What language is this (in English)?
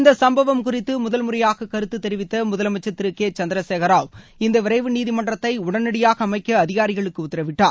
Tamil